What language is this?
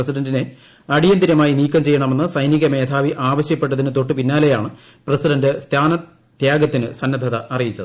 Malayalam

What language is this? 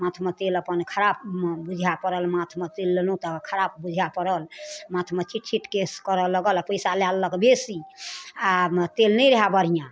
Maithili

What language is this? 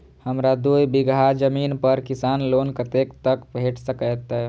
Maithili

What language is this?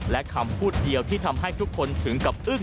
Thai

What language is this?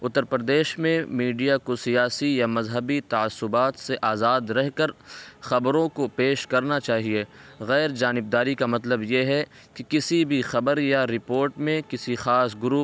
Urdu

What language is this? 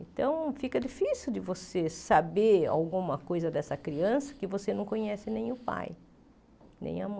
Portuguese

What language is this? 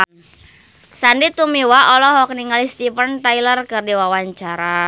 Sundanese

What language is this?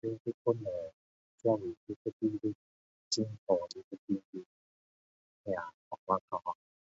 Min Dong Chinese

